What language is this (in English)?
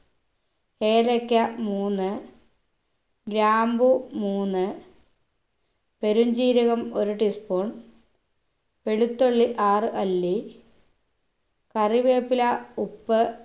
Malayalam